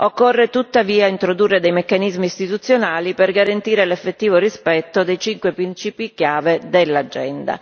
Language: Italian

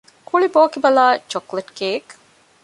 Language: Divehi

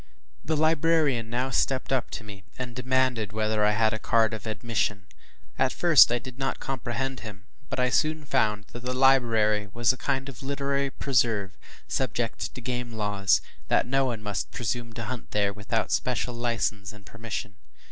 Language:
English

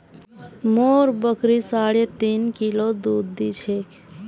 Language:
Magahi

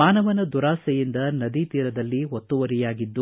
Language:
Kannada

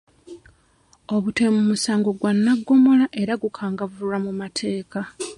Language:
Ganda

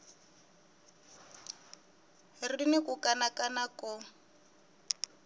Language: Tsonga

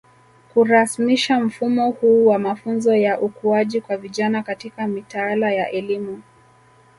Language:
Swahili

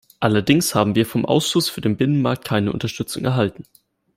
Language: German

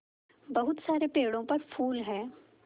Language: Hindi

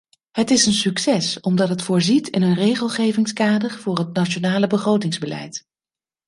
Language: Dutch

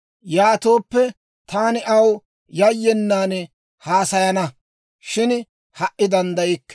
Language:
Dawro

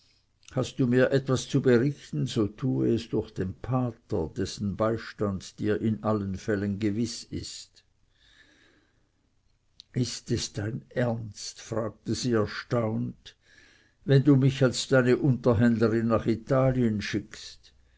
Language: German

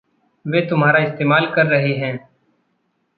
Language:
Hindi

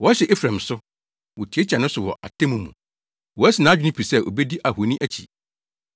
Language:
Akan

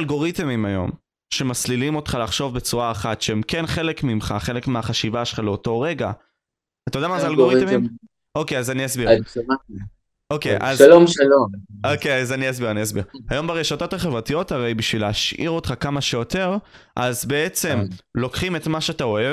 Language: Hebrew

